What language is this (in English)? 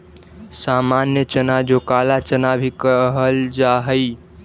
Magahi